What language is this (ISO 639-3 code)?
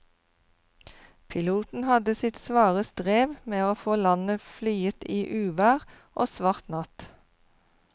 nor